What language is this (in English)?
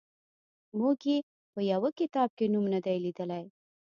Pashto